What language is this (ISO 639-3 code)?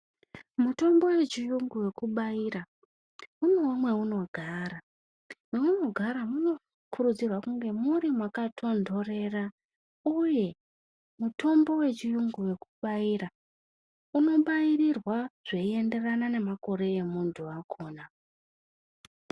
ndc